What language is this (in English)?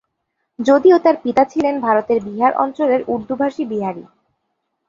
Bangla